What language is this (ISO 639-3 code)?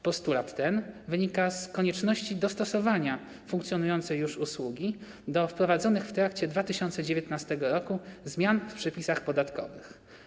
pol